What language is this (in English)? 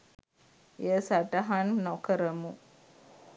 Sinhala